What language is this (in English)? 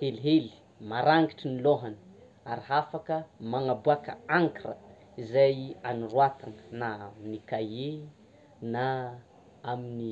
Tsimihety Malagasy